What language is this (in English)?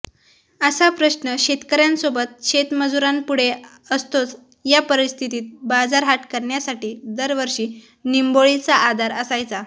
Marathi